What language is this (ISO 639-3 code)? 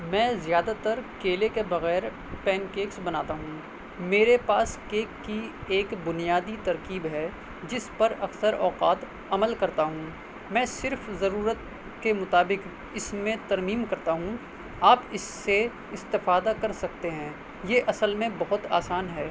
urd